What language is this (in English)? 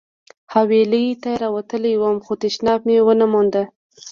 Pashto